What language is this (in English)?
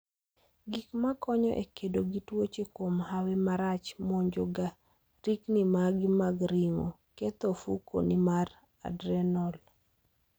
Luo (Kenya and Tanzania)